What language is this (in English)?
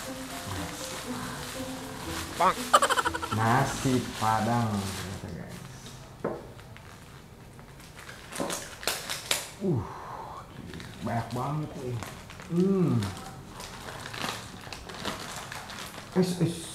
Indonesian